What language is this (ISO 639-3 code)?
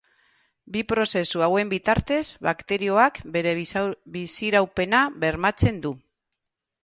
eus